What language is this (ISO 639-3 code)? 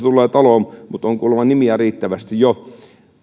fin